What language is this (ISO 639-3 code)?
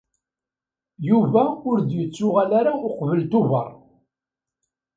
kab